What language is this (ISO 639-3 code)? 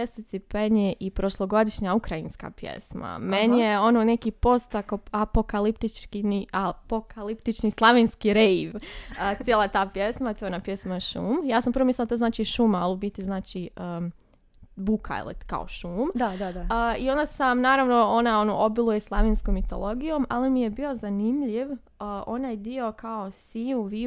hrv